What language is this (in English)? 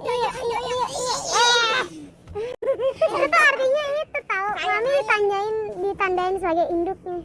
Indonesian